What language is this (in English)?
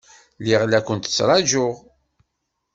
Kabyle